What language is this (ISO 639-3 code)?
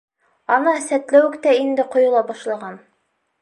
bak